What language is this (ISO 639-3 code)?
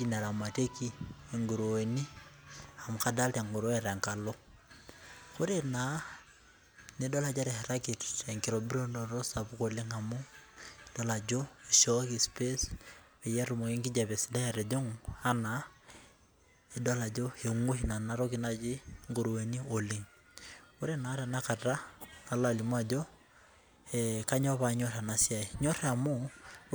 mas